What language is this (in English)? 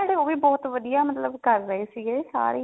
Punjabi